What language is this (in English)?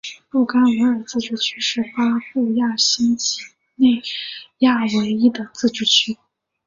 Chinese